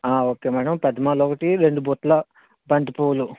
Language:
Telugu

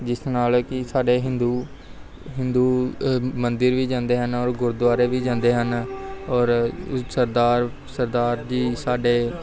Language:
Punjabi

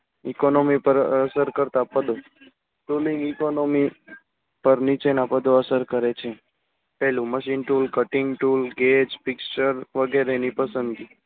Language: Gujarati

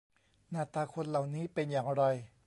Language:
Thai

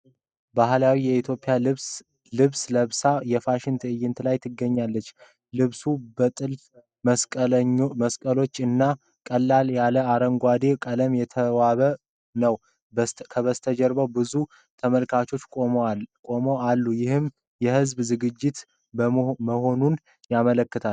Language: Amharic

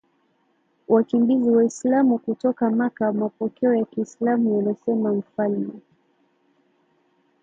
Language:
Swahili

